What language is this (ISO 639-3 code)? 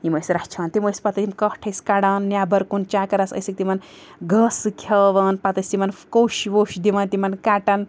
kas